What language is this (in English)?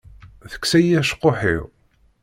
Kabyle